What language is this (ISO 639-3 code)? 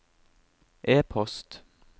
nor